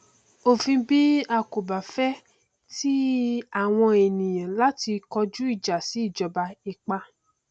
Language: Yoruba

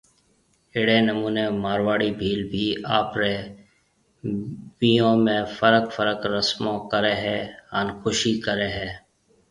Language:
Marwari (Pakistan)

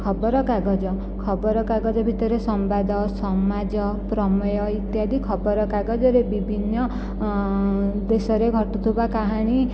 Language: Odia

